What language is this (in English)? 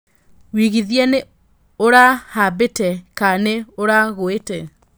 Kikuyu